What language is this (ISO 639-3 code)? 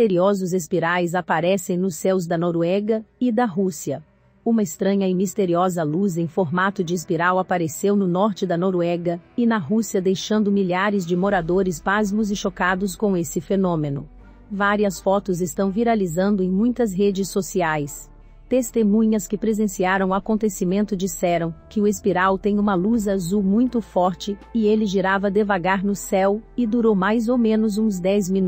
por